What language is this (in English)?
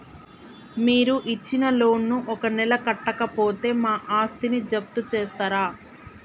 Telugu